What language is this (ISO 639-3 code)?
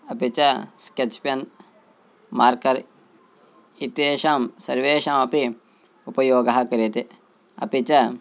san